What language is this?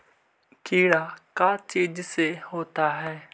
Magahi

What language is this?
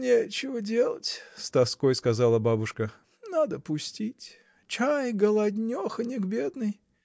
Russian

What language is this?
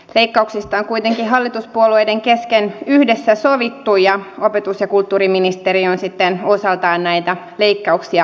Finnish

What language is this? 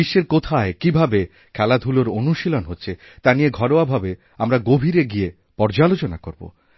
Bangla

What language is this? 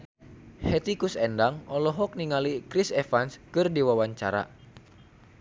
Sundanese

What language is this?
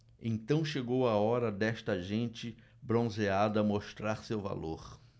Portuguese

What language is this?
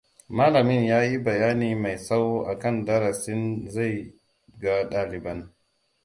Hausa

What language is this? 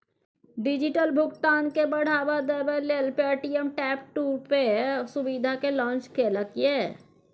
Maithili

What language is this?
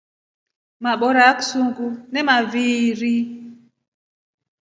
Rombo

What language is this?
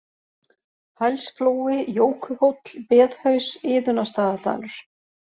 Icelandic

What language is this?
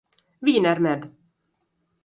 Hungarian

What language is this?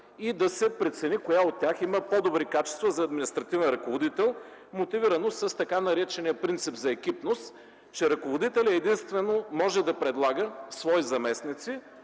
Bulgarian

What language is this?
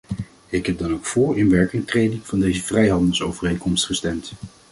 Dutch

